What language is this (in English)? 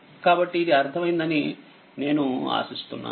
Telugu